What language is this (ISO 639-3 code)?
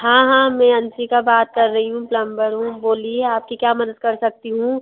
hin